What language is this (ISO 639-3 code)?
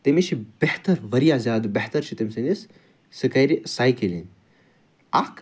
kas